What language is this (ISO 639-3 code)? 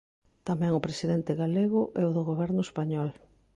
glg